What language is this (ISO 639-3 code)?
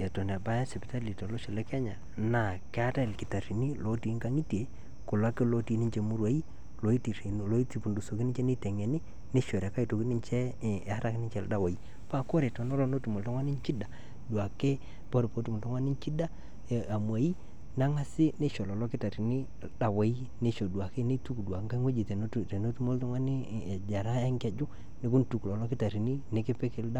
mas